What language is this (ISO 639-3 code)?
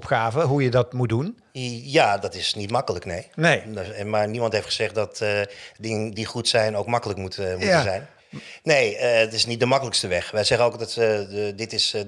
nld